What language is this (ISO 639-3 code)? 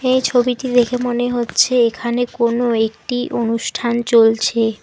ben